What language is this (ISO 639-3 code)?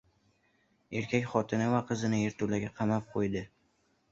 uzb